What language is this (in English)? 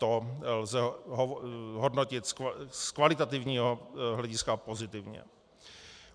Czech